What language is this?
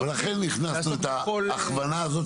Hebrew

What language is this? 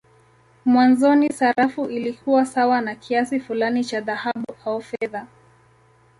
Swahili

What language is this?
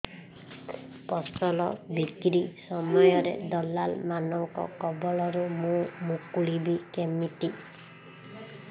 Odia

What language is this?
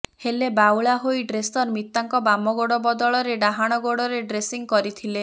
Odia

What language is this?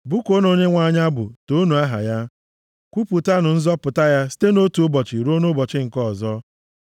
Igbo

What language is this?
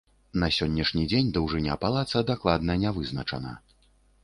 Belarusian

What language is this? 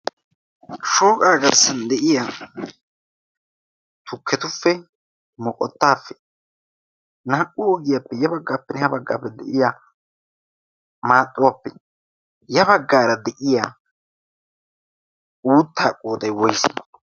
Wolaytta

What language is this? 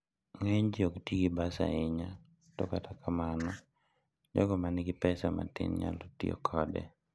Luo (Kenya and Tanzania)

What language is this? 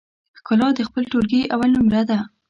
Pashto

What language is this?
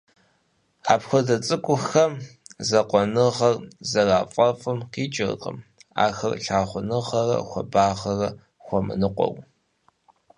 Kabardian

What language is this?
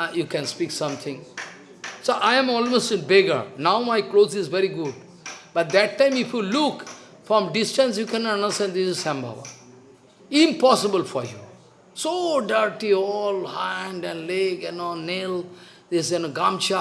English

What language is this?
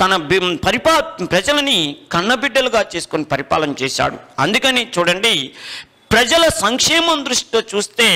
Hindi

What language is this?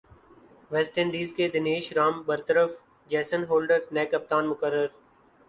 Urdu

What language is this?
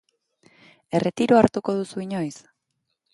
Basque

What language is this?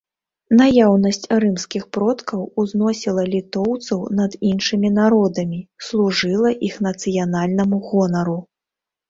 Belarusian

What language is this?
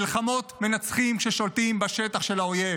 Hebrew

